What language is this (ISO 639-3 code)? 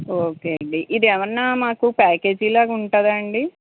tel